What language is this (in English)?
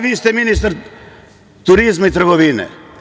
Serbian